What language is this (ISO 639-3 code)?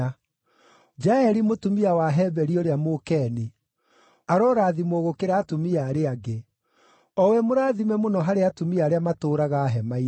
kik